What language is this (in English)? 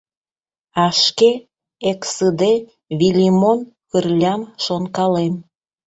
Mari